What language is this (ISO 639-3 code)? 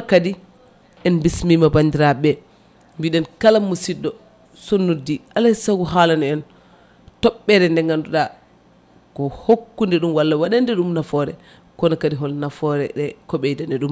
ful